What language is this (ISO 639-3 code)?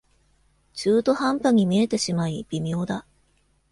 jpn